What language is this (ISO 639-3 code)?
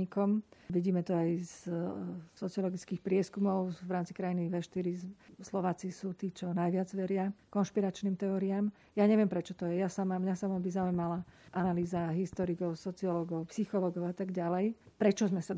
slk